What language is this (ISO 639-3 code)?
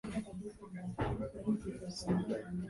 swa